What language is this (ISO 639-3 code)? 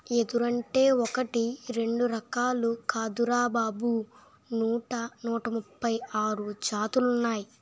tel